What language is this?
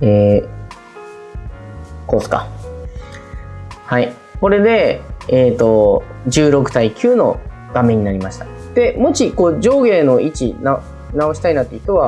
Japanese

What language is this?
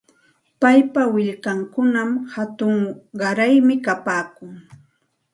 Santa Ana de Tusi Pasco Quechua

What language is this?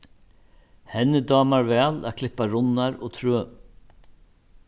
Faroese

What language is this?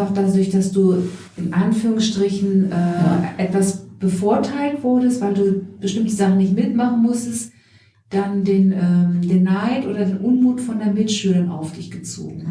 German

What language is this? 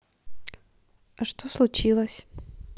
Russian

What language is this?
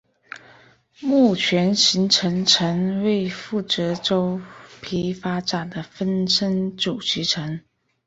Chinese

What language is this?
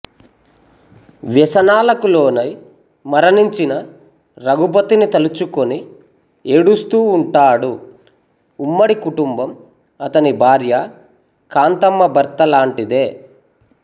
Telugu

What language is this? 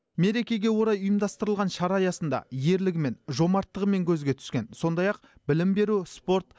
Kazakh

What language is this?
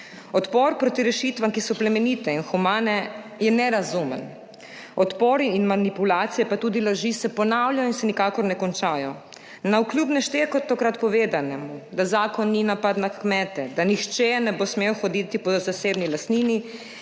Slovenian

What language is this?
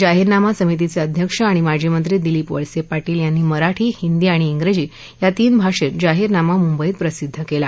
Marathi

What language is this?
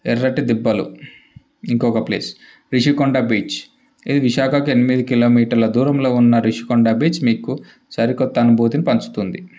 Telugu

